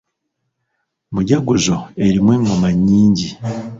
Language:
Ganda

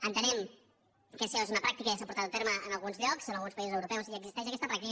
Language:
Catalan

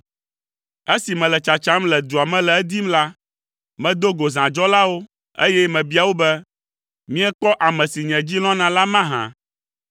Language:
Ewe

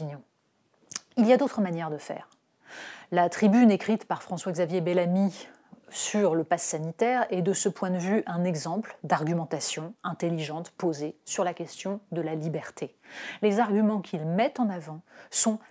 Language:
French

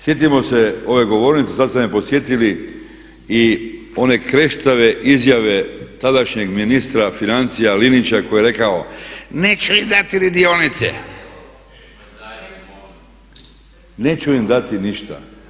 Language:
Croatian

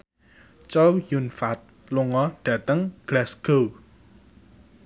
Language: Javanese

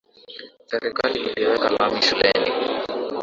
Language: Swahili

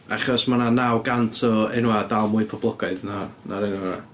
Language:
Welsh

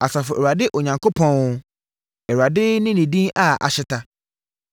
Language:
Akan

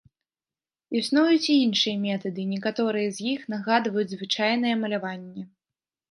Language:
Belarusian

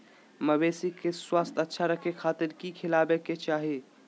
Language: Magahi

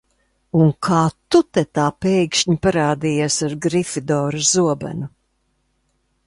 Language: Latvian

